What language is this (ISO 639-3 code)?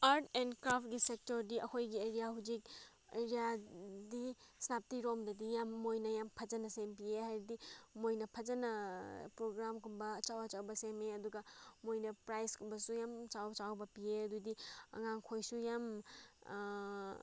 mni